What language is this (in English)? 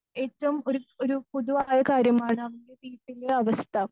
Malayalam